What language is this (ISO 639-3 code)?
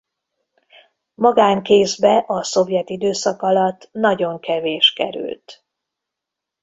hun